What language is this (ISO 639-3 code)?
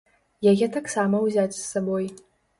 bel